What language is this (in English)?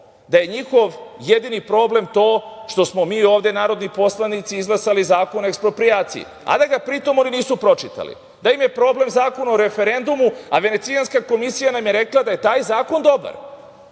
Serbian